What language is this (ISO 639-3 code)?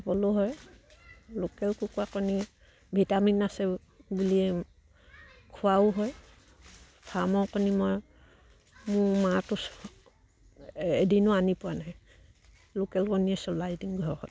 asm